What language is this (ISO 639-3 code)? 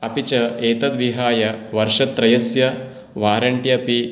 san